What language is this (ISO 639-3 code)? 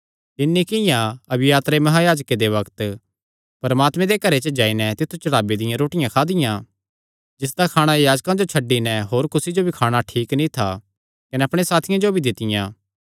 xnr